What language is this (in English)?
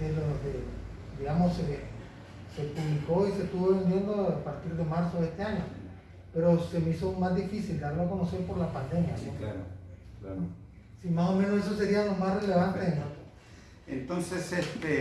Spanish